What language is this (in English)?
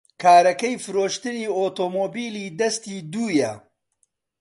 Central Kurdish